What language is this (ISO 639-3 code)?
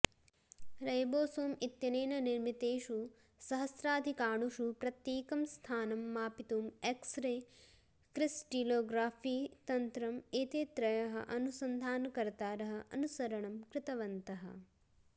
san